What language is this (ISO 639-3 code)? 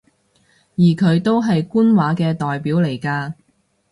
yue